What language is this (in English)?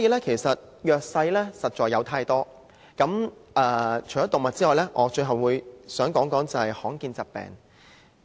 Cantonese